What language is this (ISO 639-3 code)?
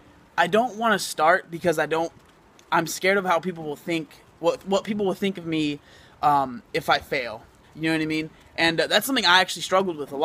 eng